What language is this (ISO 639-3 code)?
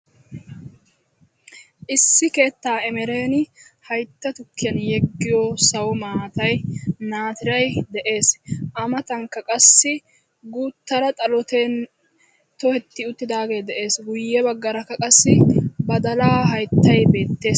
wal